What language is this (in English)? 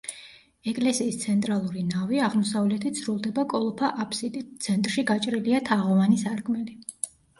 Georgian